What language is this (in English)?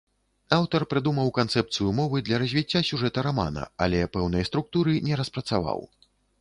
Belarusian